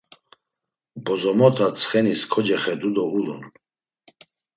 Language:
Laz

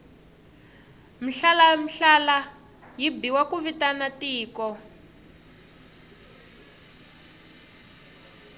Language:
Tsonga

